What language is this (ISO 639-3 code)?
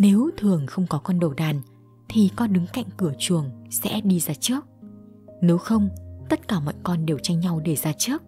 vie